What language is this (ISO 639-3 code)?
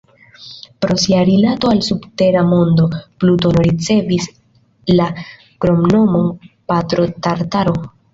epo